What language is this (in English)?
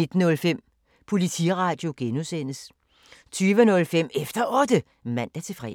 Danish